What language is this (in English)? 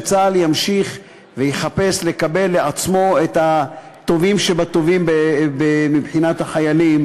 Hebrew